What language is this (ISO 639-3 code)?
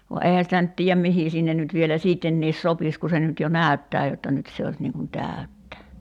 fin